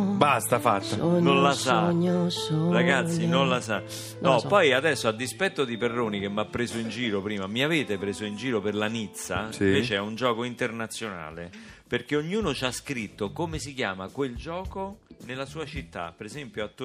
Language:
Italian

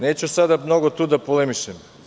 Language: Serbian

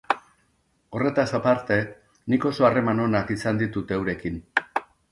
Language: Basque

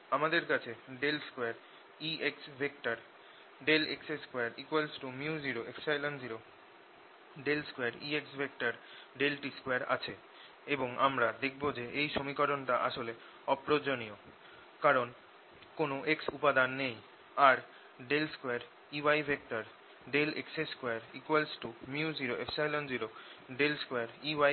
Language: Bangla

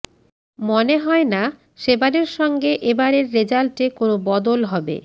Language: Bangla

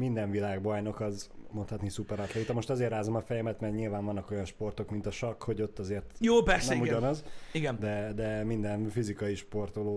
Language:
Hungarian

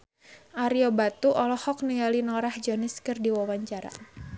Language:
Sundanese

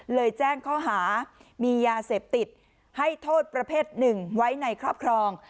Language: Thai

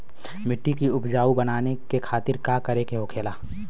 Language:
Bhojpuri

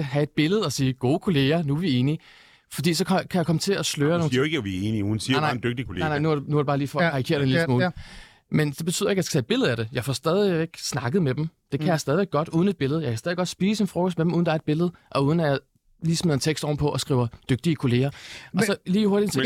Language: Danish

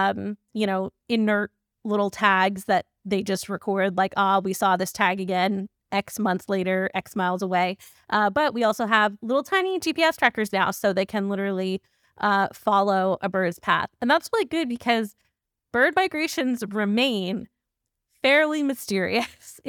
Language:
English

